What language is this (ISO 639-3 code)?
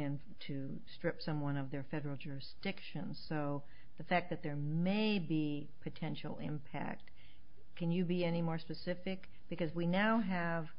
eng